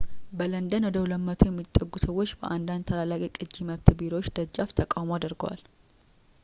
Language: Amharic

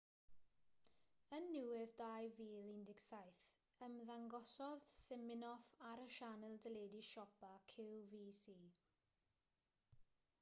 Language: Welsh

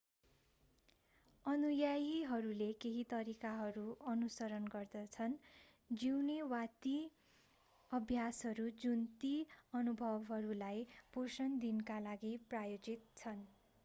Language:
Nepali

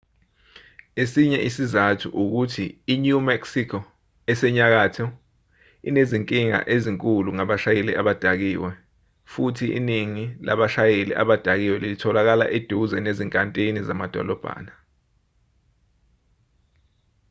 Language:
Zulu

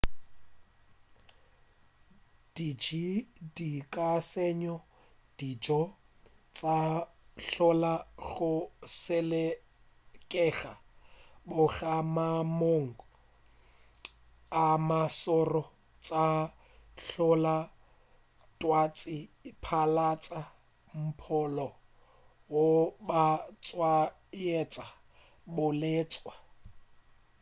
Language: Northern Sotho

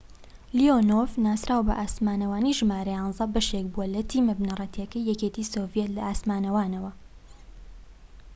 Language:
Central Kurdish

